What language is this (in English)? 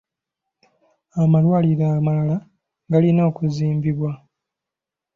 Ganda